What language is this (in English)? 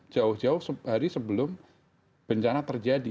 Indonesian